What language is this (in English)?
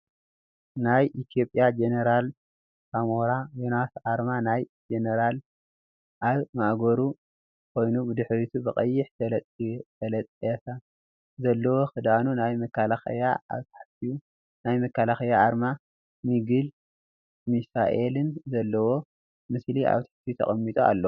Tigrinya